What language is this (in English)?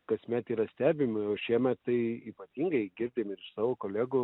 Lithuanian